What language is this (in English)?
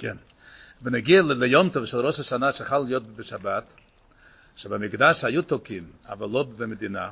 Hebrew